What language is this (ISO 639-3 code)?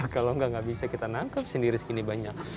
ind